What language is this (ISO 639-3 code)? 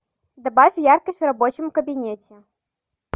rus